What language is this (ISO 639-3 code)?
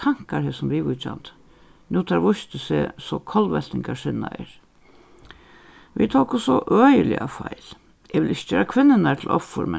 fao